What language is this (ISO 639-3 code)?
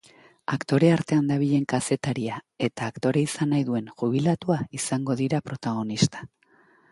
eus